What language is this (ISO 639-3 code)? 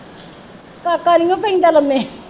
pan